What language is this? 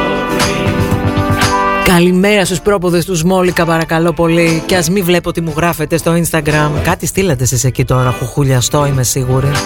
Greek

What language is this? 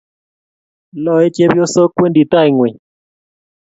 Kalenjin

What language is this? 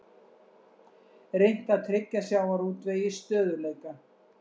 Icelandic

